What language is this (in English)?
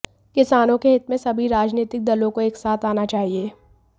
Hindi